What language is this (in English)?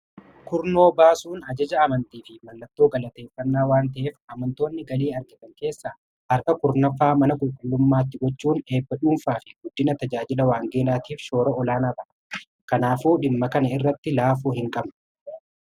Oromo